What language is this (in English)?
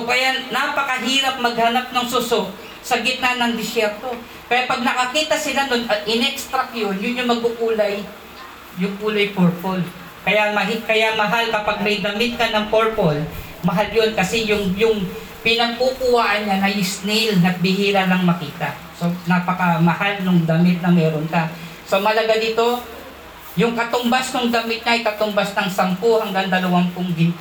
Filipino